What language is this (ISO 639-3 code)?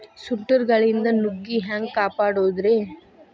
kan